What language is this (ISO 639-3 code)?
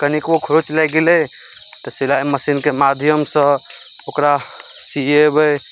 mai